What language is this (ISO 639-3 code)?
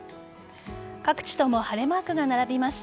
jpn